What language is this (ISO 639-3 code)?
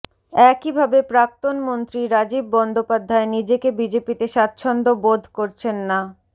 ben